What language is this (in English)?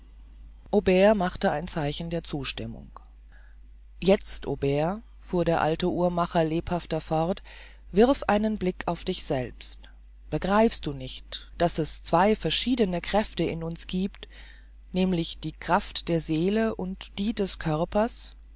German